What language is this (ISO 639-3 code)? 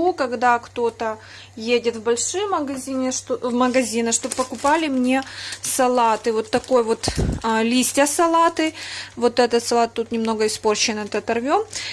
rus